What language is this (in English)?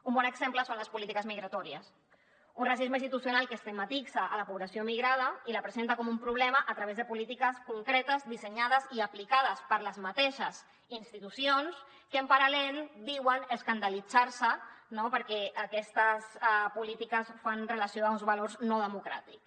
Catalan